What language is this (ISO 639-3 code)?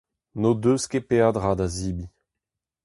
bre